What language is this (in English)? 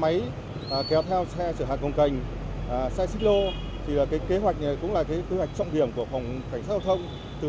Vietnamese